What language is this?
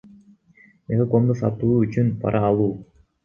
Kyrgyz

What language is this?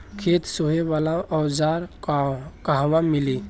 Bhojpuri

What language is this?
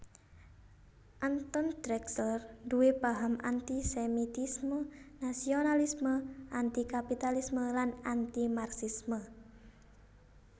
Javanese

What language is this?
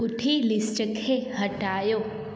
Sindhi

